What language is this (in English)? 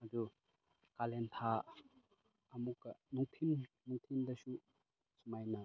Manipuri